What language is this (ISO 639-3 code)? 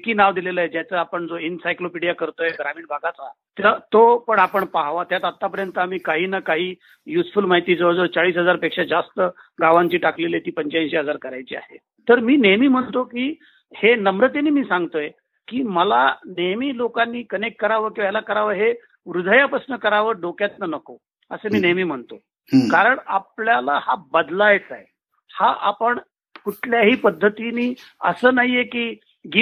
mar